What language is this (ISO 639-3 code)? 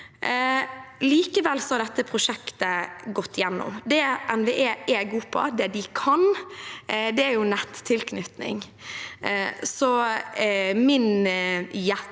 nor